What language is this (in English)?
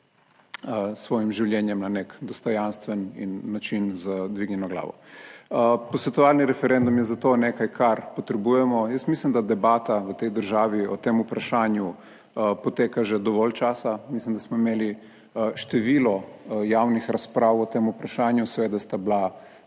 Slovenian